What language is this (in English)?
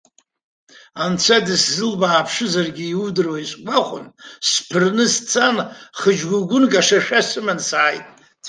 Abkhazian